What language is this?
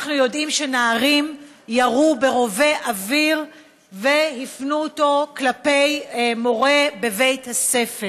Hebrew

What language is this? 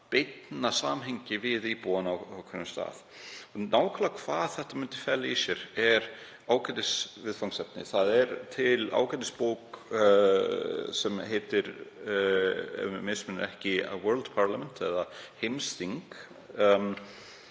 Icelandic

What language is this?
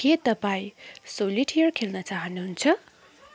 Nepali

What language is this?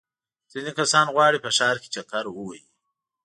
Pashto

